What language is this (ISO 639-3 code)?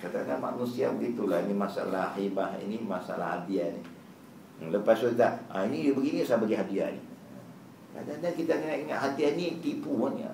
msa